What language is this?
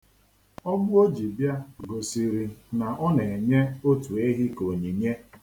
Igbo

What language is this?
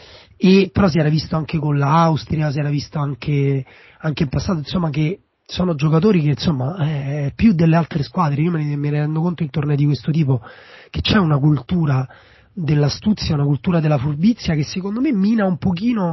Italian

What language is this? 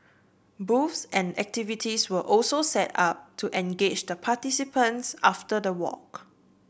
English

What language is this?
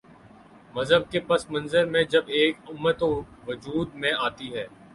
Urdu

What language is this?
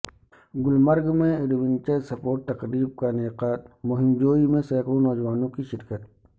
Urdu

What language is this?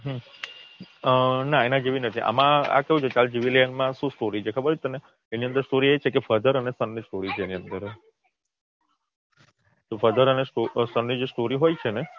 Gujarati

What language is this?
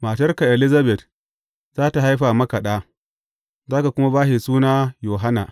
Hausa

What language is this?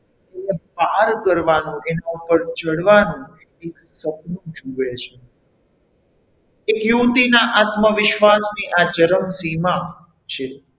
Gujarati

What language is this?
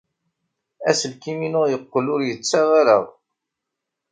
Kabyle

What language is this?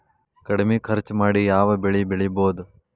Kannada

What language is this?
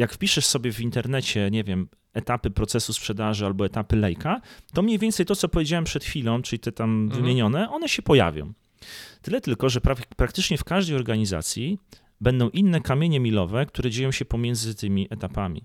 Polish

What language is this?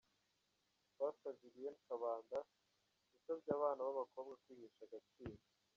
Kinyarwanda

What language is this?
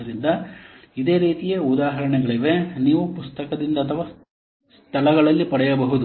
Kannada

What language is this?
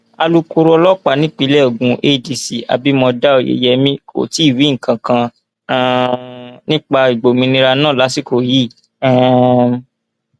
Yoruba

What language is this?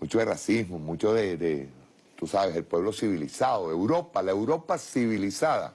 Spanish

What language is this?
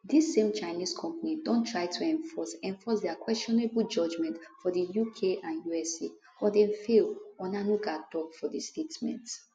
Nigerian Pidgin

